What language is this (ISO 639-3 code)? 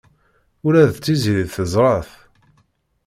kab